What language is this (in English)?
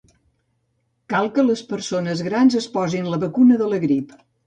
Catalan